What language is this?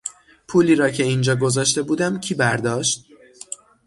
Persian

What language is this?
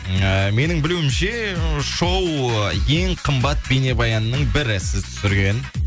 Kazakh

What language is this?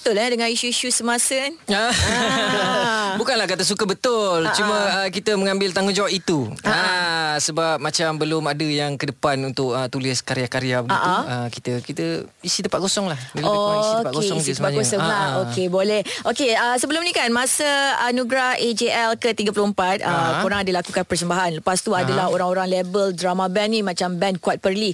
Malay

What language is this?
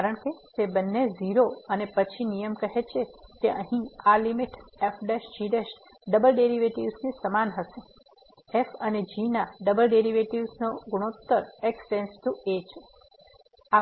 Gujarati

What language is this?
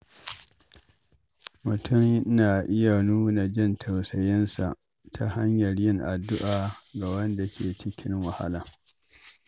Hausa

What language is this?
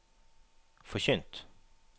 Norwegian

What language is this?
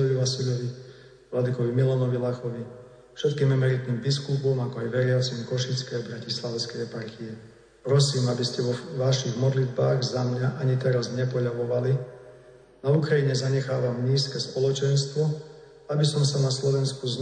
Slovak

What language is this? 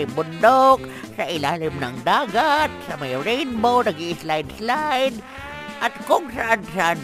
Filipino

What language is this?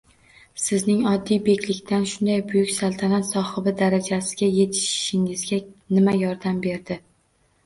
Uzbek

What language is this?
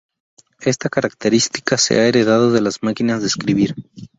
Spanish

